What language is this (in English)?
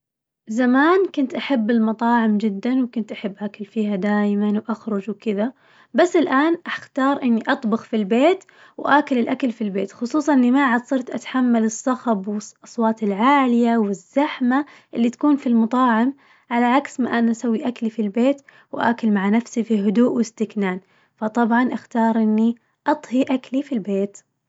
Najdi Arabic